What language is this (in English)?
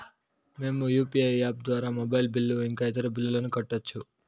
Telugu